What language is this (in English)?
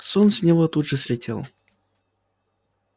Russian